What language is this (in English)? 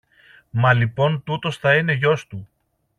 Greek